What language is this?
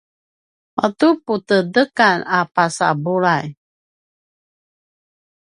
Paiwan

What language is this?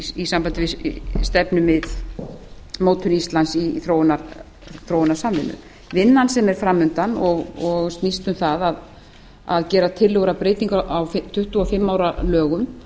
Icelandic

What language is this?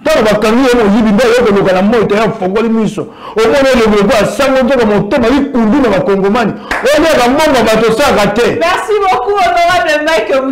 French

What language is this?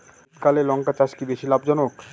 Bangla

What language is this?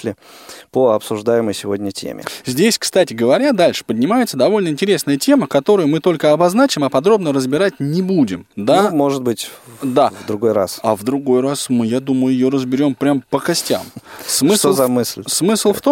Russian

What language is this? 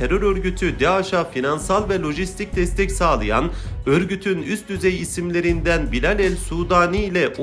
Turkish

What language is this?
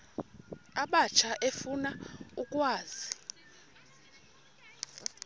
Xhosa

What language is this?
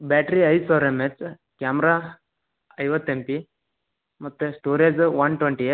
Kannada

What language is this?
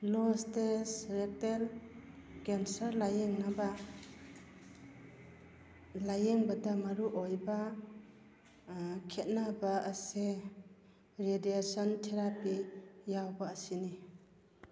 Manipuri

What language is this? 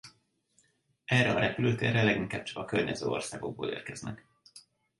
Hungarian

